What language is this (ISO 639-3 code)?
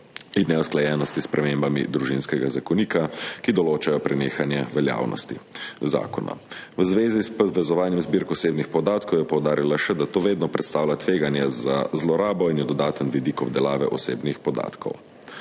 slv